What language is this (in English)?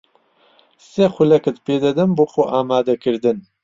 Central Kurdish